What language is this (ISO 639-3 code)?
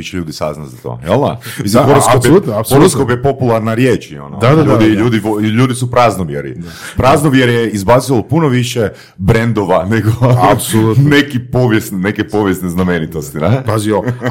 hrv